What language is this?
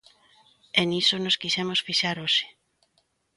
Galician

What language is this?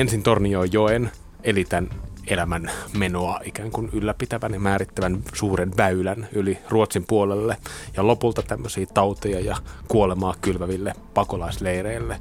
Finnish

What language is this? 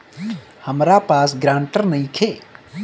Bhojpuri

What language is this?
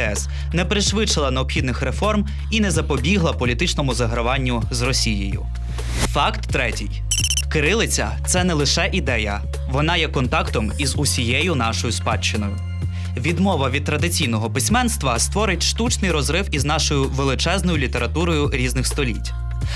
Ukrainian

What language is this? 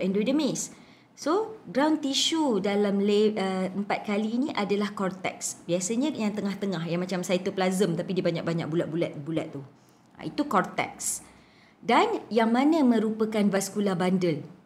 Malay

